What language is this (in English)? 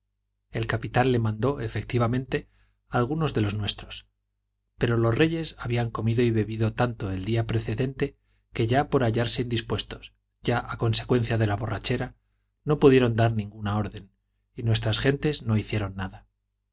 Spanish